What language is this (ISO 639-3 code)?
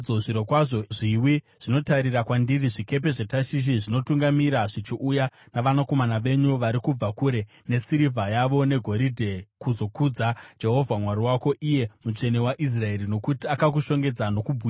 sna